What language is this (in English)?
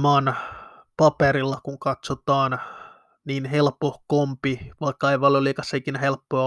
Finnish